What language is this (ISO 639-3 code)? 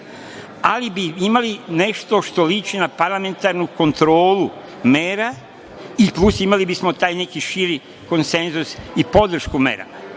srp